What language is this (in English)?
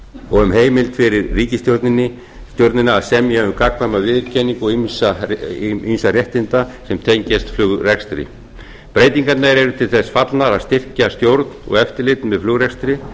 Icelandic